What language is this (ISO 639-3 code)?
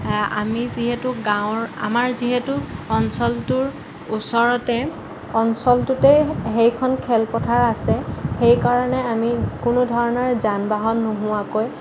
asm